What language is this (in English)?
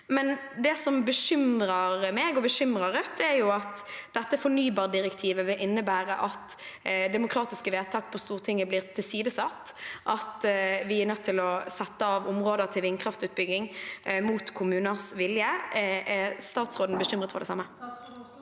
Norwegian